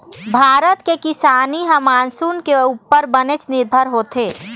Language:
Chhattisgarhi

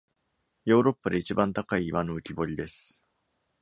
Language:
Japanese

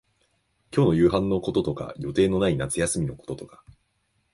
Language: Japanese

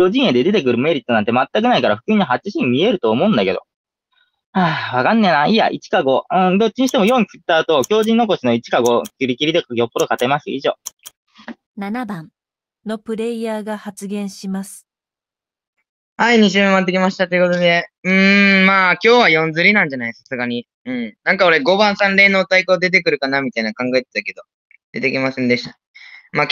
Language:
Japanese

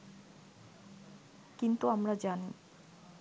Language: Bangla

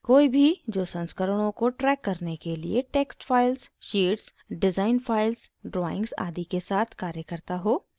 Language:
Hindi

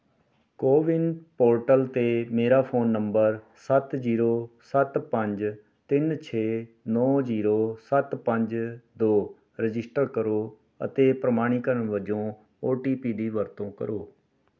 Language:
Punjabi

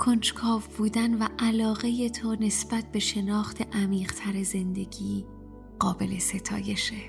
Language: Persian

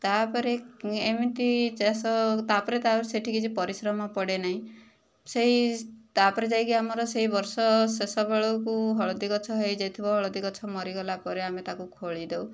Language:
Odia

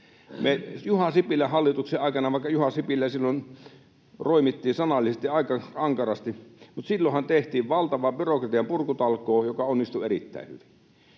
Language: Finnish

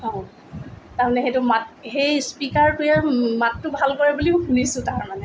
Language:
Assamese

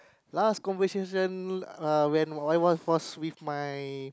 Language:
English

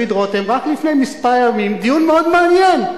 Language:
Hebrew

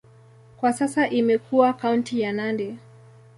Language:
Swahili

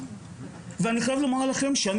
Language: Hebrew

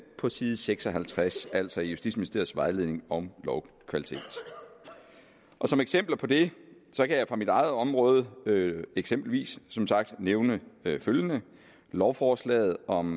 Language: Danish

